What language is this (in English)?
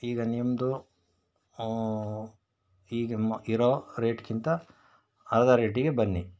Kannada